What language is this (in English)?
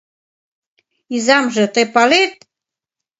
Mari